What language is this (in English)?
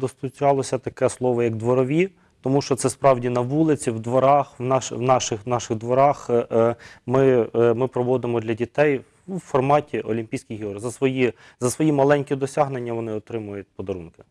Ukrainian